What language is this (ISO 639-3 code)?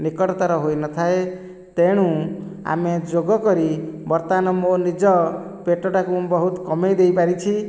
ori